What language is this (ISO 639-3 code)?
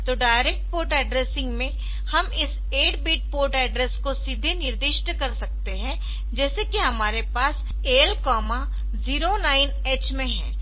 hin